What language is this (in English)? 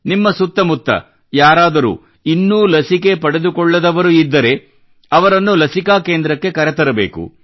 Kannada